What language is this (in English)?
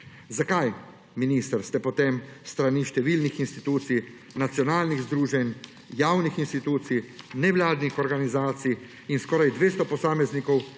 Slovenian